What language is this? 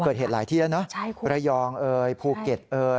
Thai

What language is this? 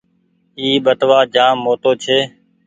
Goaria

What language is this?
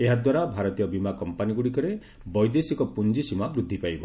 Odia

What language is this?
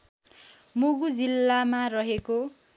Nepali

